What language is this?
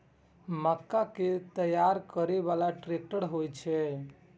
Maithili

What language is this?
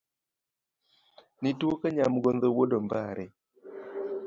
Luo (Kenya and Tanzania)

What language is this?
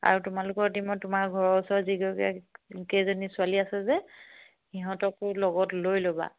Assamese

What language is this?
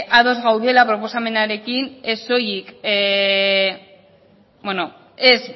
Basque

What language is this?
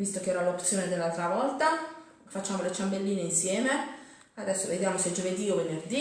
Italian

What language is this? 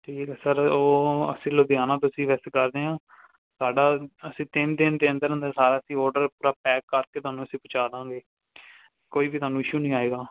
Punjabi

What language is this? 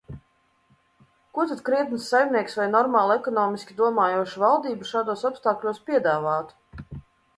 Latvian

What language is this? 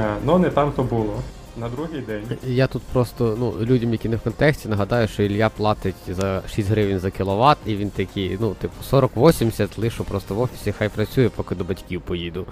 Ukrainian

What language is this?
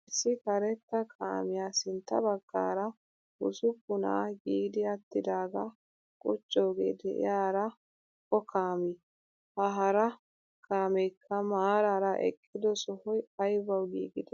Wolaytta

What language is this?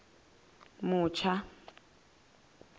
Venda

